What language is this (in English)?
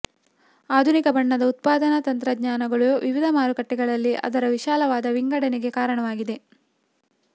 Kannada